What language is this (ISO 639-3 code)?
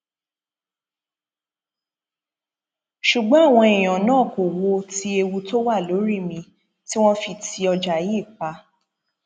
yor